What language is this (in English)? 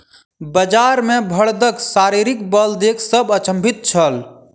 Maithili